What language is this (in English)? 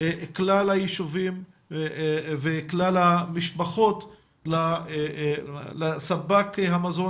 Hebrew